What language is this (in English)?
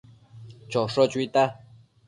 Matsés